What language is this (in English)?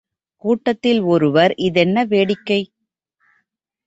Tamil